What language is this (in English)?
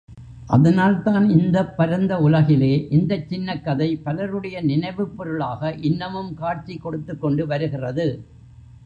Tamil